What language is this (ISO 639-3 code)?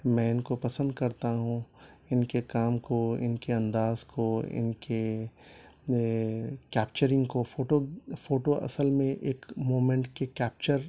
urd